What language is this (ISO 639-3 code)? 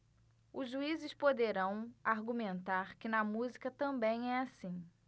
por